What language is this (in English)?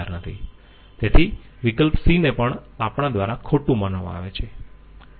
Gujarati